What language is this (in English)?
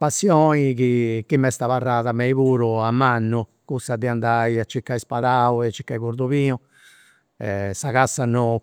Campidanese Sardinian